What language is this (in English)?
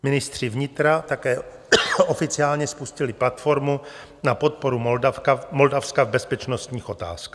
Czech